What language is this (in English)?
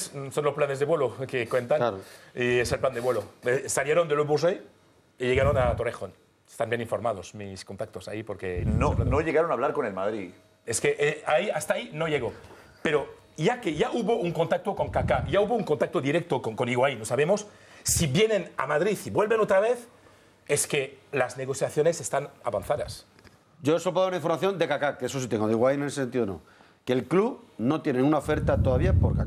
Spanish